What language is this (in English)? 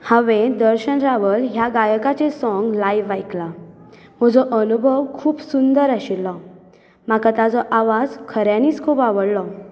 Konkani